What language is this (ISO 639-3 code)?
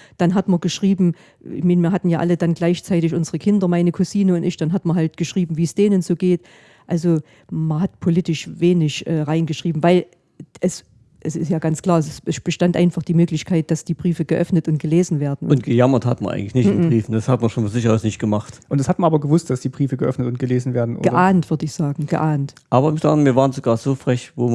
deu